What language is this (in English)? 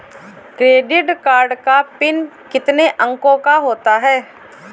Hindi